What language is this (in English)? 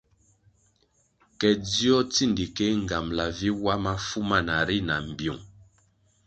Kwasio